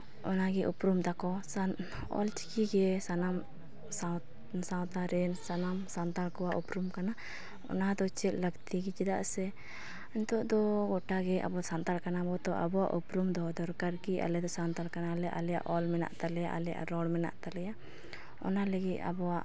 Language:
Santali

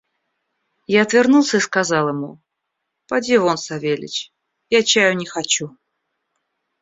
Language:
Russian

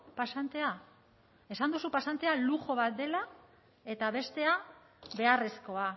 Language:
Basque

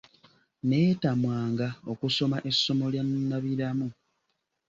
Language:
Ganda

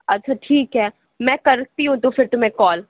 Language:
Urdu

